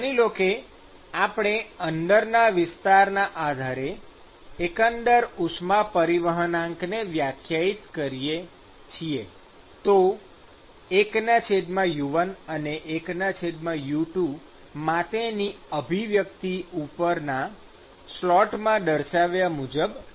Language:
Gujarati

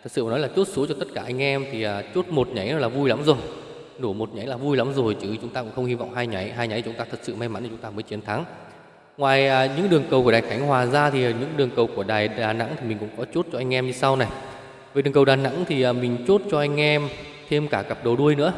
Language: Vietnamese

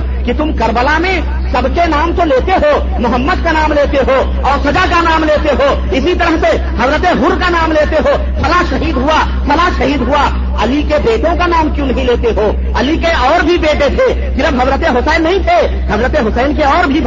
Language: Urdu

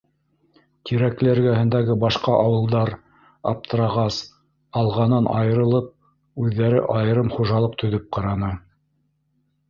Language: Bashkir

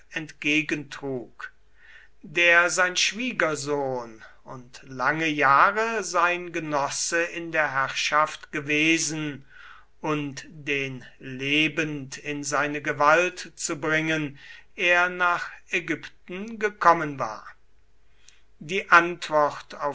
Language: German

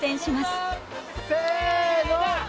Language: Japanese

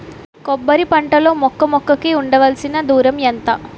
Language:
Telugu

